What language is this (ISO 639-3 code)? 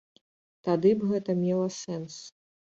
bel